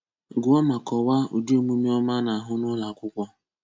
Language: Igbo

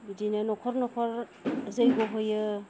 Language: Bodo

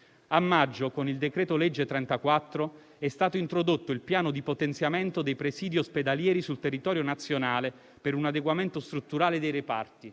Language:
Italian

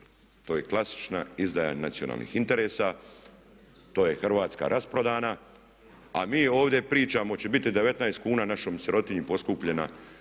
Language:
Croatian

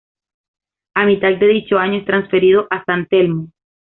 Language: Spanish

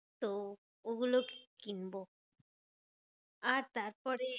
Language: Bangla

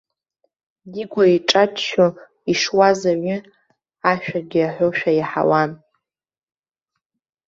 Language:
Abkhazian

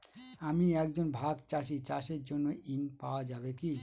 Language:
Bangla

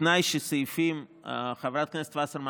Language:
Hebrew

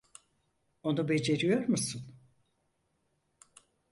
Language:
Turkish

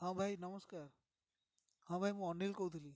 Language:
Odia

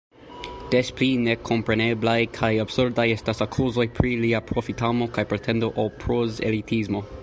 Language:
Esperanto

